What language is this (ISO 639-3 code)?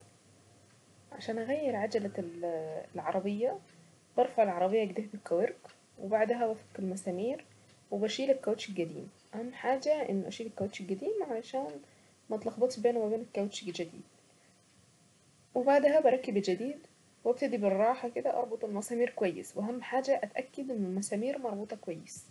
aec